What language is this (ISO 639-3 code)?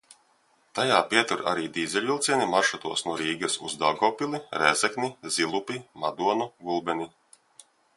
lav